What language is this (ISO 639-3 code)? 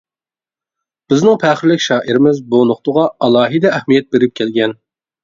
uig